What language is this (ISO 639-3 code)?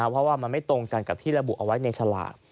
tha